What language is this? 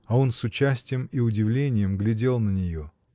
Russian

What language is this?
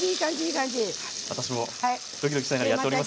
Japanese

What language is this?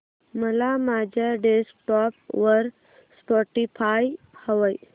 Marathi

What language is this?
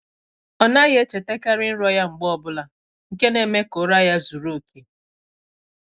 Igbo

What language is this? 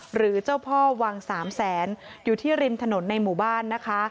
Thai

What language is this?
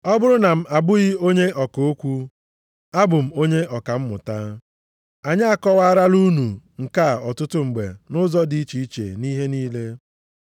Igbo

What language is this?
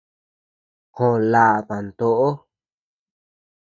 Tepeuxila Cuicatec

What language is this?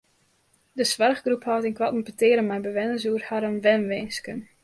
Western Frisian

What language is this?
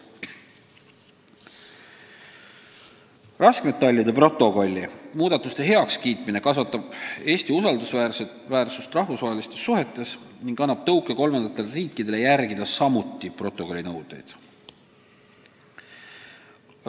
Estonian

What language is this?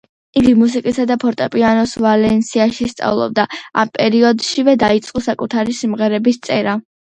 Georgian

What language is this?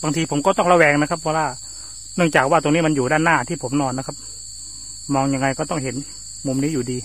Thai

